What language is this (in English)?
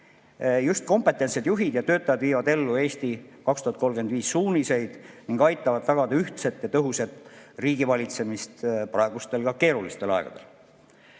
Estonian